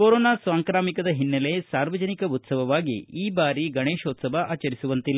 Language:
Kannada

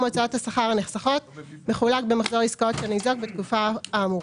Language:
Hebrew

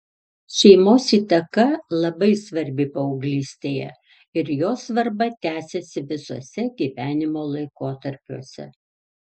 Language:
Lithuanian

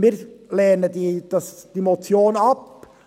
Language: Swiss German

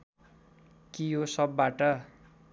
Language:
Nepali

